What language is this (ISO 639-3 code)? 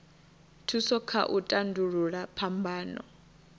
ven